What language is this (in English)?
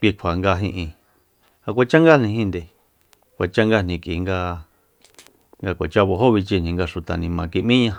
Soyaltepec Mazatec